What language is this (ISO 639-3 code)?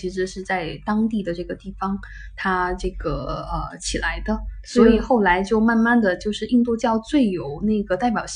zho